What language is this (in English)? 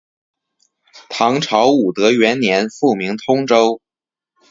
Chinese